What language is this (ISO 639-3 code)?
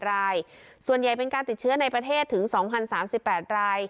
tha